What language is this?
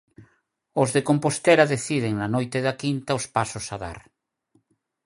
Galician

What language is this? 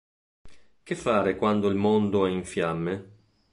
Italian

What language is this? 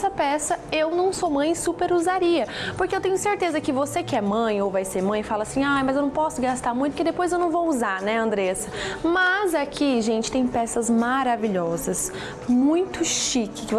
Portuguese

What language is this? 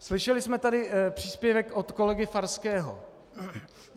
Czech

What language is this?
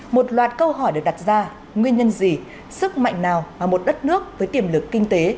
Vietnamese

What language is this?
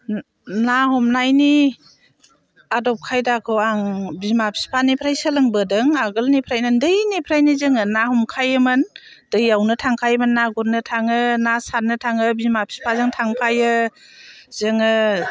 Bodo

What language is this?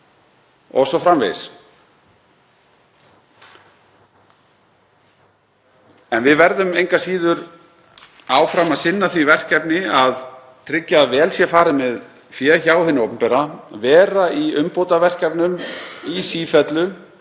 Icelandic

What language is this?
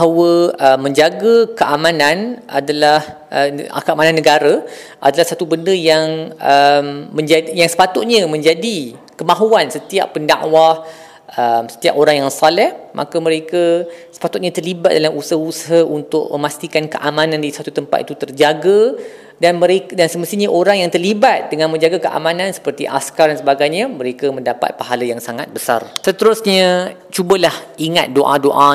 Malay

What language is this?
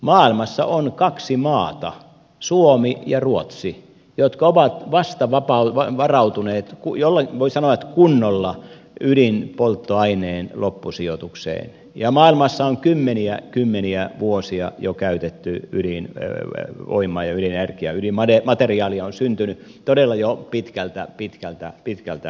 Finnish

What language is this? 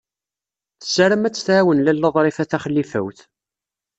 Kabyle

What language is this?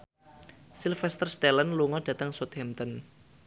Javanese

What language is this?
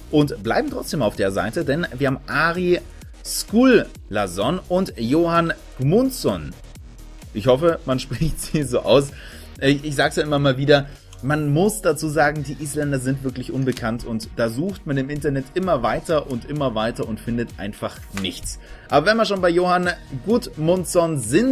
German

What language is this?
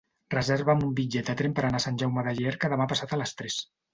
Catalan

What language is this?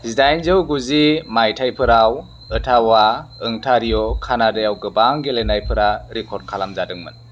Bodo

